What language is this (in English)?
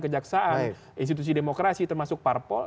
Indonesian